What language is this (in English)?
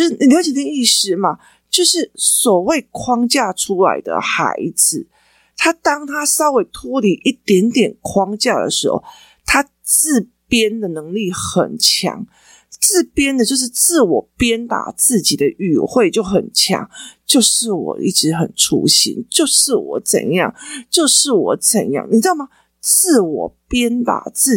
Chinese